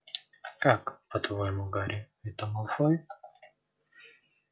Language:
Russian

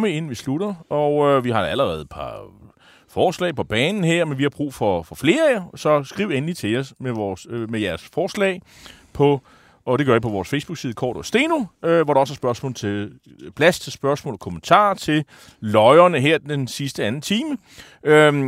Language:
Danish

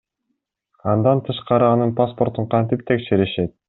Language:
Kyrgyz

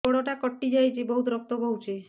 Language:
Odia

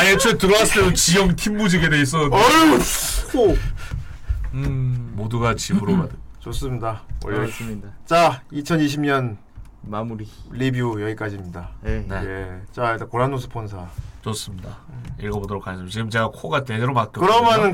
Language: Korean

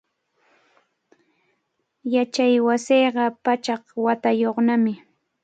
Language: Cajatambo North Lima Quechua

